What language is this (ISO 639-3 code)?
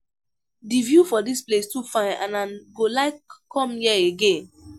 pcm